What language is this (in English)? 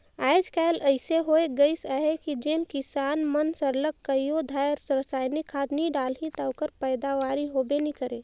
Chhattisgarhi